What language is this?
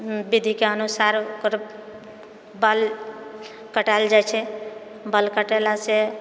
Maithili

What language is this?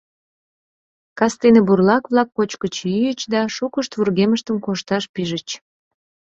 Mari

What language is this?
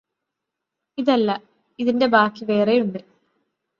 Malayalam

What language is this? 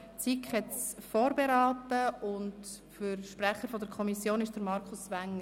Swiss German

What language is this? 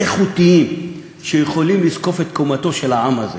Hebrew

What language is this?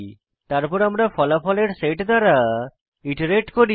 Bangla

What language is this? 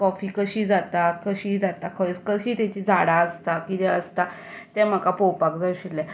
Konkani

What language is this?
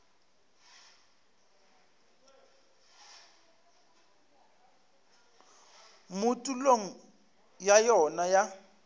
Northern Sotho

